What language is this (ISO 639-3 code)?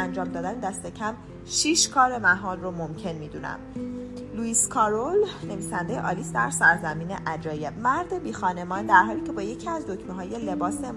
fas